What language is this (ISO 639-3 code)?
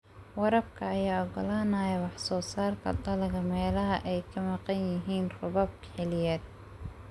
som